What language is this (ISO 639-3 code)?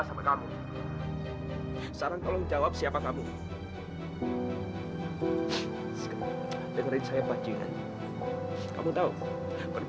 ind